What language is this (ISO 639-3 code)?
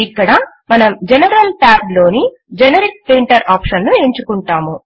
tel